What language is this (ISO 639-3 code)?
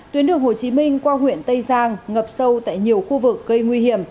vie